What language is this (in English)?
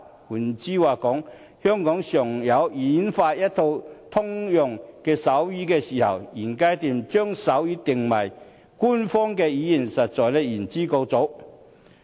Cantonese